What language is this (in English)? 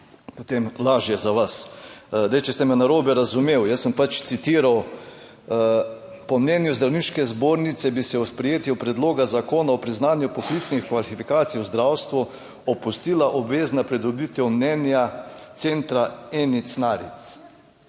Slovenian